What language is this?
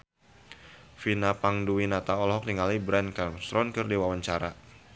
Sundanese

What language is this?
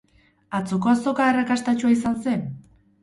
Basque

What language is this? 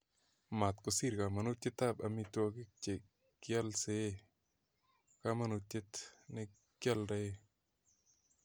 Kalenjin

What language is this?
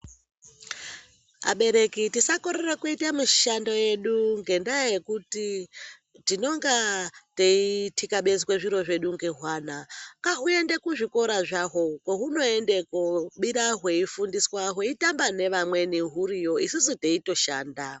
Ndau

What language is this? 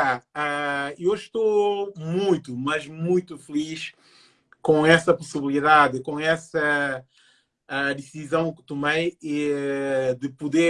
Portuguese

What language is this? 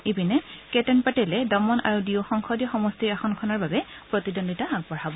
Assamese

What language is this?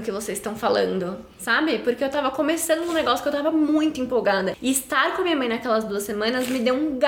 Portuguese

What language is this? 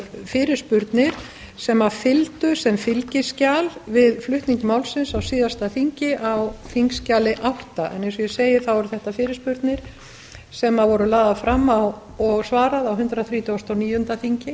Icelandic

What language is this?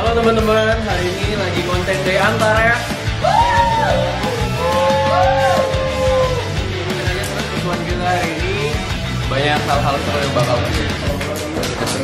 Indonesian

